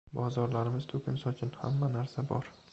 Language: Uzbek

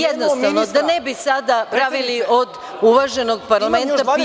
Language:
Serbian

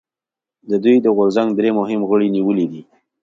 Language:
Pashto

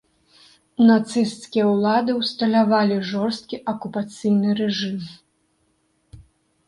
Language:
Belarusian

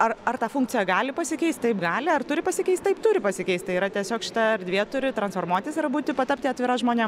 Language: Lithuanian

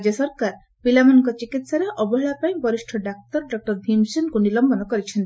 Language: Odia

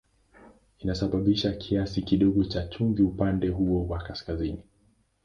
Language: Swahili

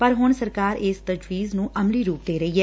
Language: Punjabi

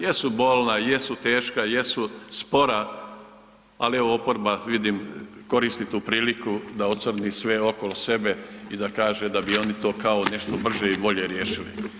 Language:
Croatian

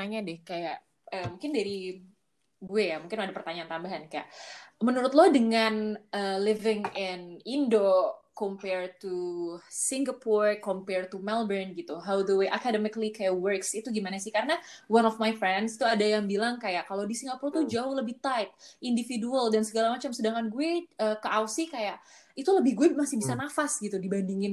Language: Indonesian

